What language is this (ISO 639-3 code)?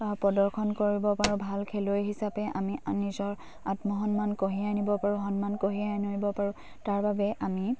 asm